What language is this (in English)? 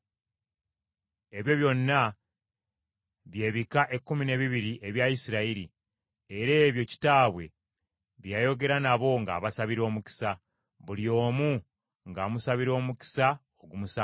Ganda